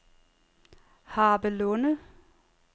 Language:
Danish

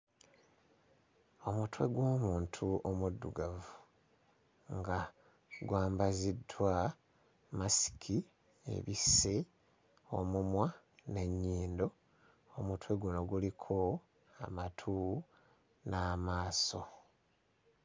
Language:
Ganda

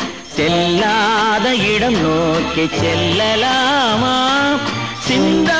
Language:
Tamil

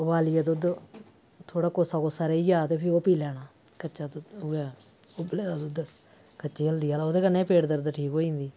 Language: Dogri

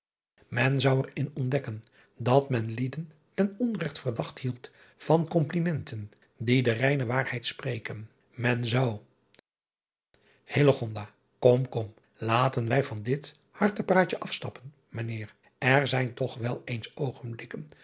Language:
Dutch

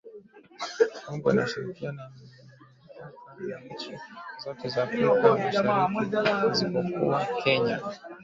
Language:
Swahili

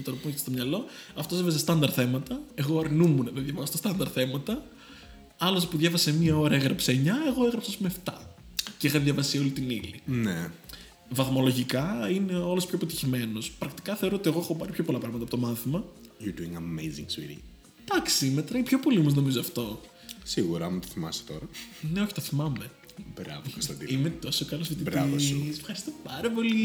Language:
Greek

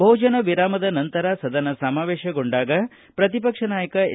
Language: Kannada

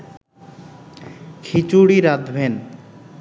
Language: Bangla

